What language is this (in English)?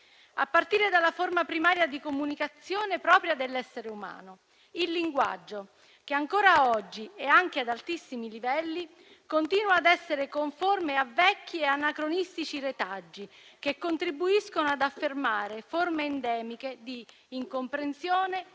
Italian